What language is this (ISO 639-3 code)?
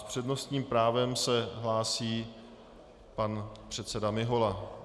ces